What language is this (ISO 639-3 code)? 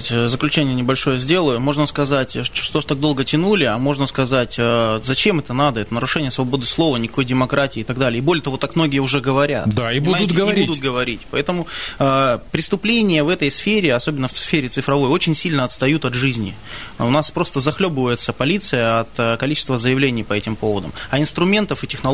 rus